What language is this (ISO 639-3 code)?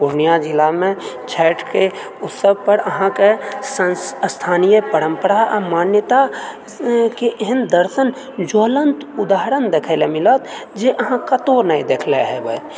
mai